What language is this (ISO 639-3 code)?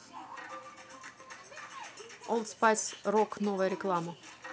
rus